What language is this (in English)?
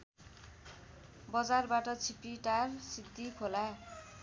Nepali